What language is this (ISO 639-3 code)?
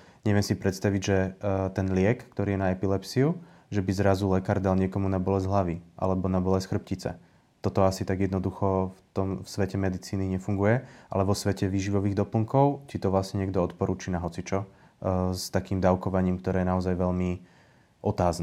slk